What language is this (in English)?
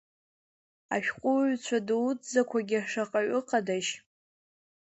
Abkhazian